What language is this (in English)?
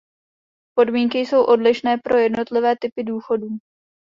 Czech